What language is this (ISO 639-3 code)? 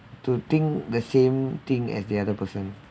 eng